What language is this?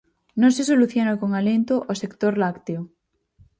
Galician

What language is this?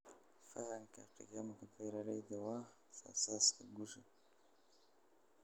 Somali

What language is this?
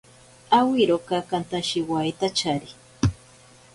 Ashéninka Perené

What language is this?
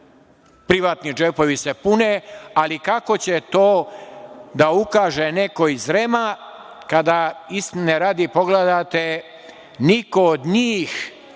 Serbian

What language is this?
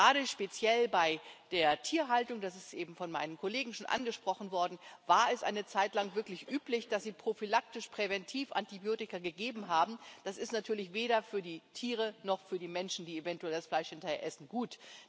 German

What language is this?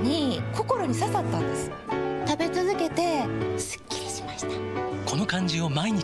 Japanese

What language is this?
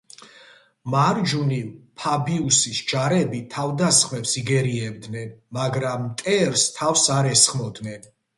Georgian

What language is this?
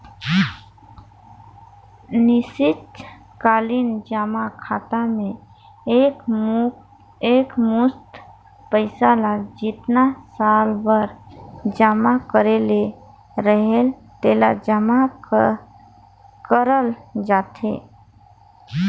Chhattisgarhi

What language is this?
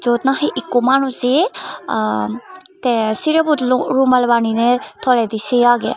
Chakma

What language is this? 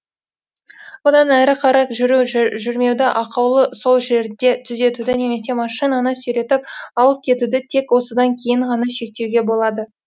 Kazakh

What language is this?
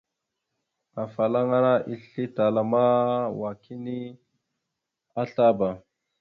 Mada (Cameroon)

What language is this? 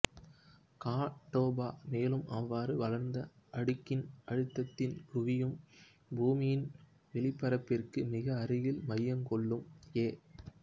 Tamil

